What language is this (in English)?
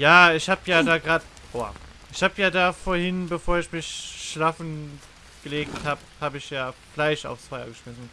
German